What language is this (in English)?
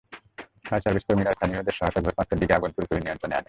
Bangla